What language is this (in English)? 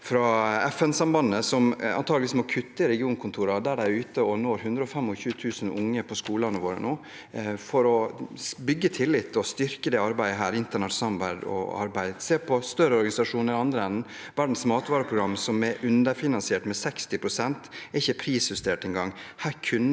Norwegian